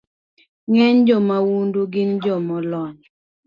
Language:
Luo (Kenya and Tanzania)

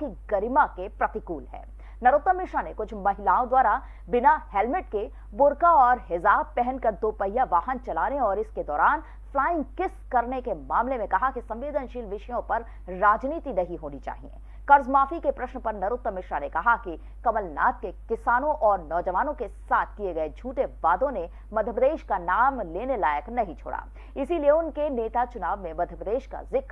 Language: Hindi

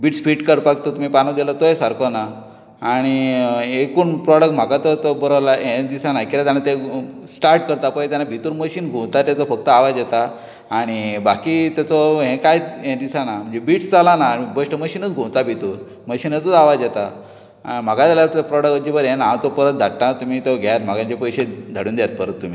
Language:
Konkani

